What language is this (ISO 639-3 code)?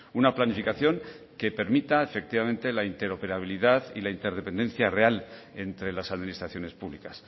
spa